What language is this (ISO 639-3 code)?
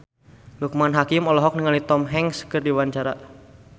sun